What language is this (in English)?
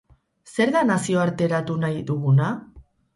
Basque